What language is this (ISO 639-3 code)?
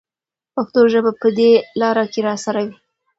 pus